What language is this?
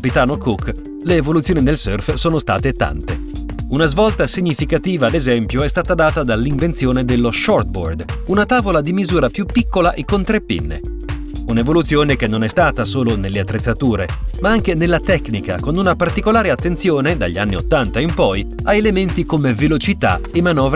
Italian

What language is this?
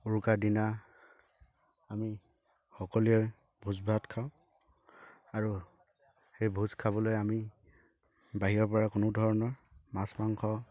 Assamese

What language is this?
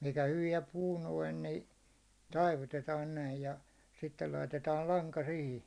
Finnish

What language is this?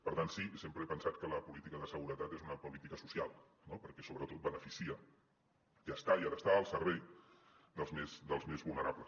Catalan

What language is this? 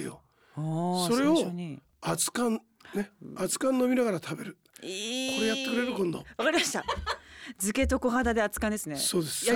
Japanese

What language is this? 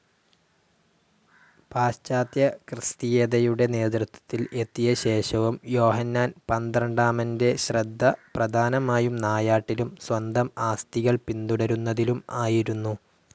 Malayalam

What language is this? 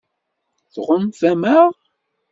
Kabyle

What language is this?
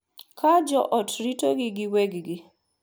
Luo (Kenya and Tanzania)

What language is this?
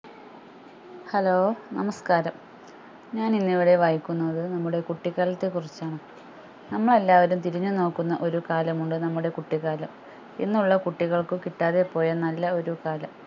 Malayalam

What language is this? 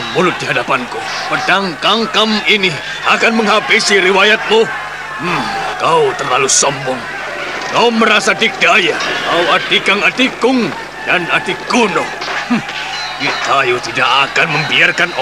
Indonesian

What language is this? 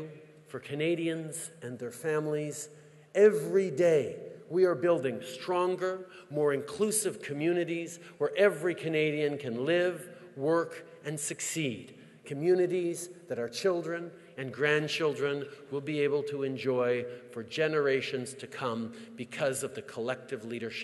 English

